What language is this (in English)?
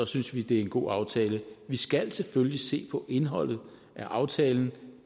Danish